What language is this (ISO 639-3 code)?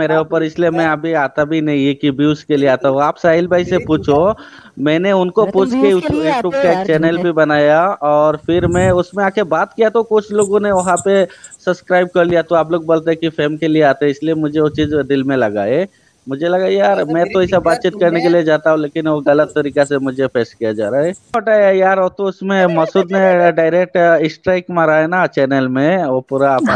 hin